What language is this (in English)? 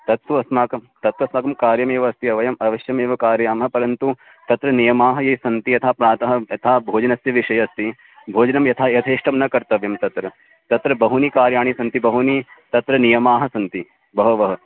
Sanskrit